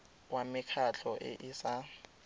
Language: Tswana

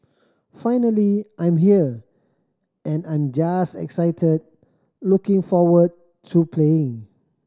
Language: English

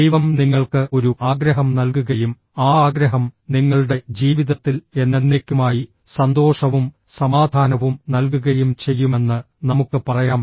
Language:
Malayalam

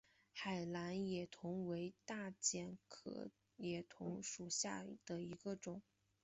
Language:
Chinese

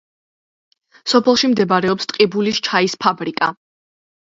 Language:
Georgian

